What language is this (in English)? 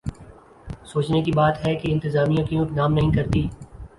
Urdu